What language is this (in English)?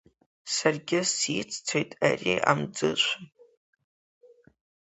Abkhazian